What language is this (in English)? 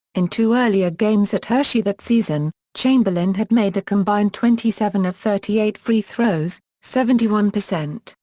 English